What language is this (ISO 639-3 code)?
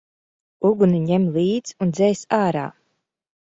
lav